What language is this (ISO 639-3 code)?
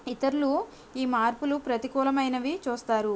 tel